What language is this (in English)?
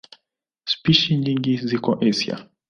Swahili